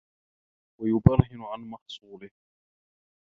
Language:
Arabic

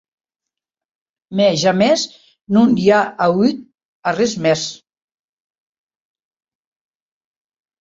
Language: Occitan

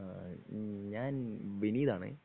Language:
Malayalam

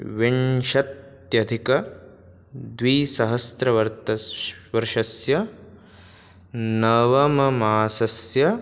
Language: Sanskrit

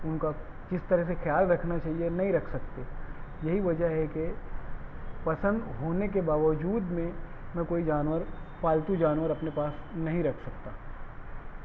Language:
Urdu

